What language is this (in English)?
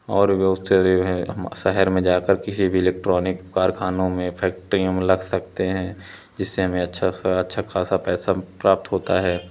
Hindi